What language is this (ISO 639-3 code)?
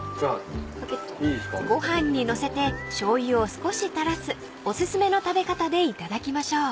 jpn